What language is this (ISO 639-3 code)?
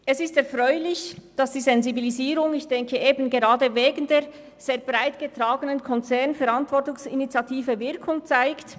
gsw